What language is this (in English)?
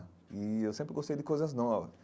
Portuguese